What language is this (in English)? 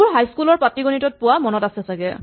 Assamese